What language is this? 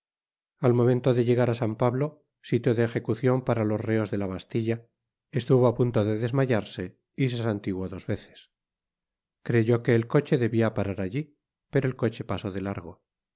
Spanish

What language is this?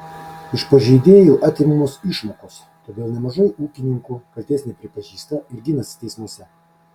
Lithuanian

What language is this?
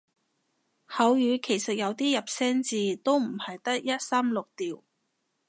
Cantonese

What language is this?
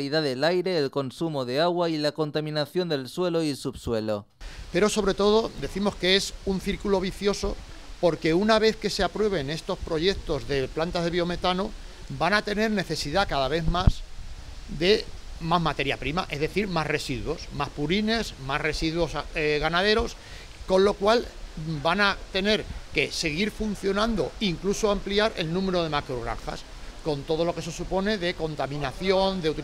Spanish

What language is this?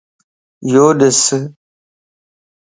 Lasi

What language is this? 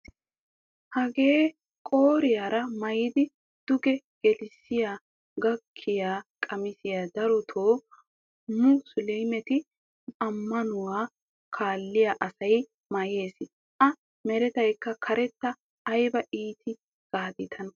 Wolaytta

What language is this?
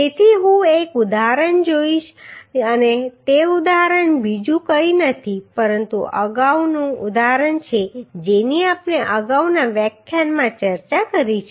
Gujarati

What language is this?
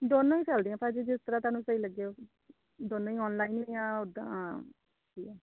Punjabi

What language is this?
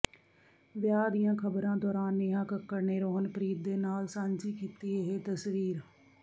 Punjabi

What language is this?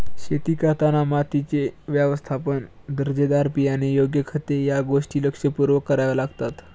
Marathi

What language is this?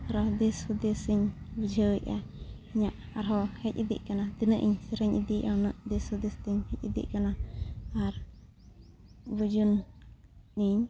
Santali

